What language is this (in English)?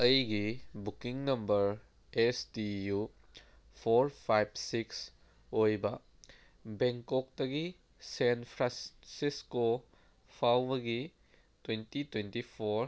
Manipuri